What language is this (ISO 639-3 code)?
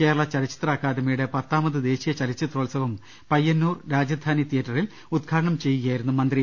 mal